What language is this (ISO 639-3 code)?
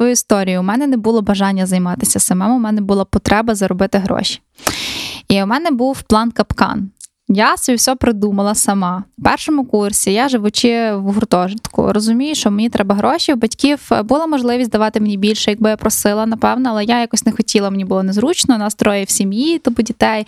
ukr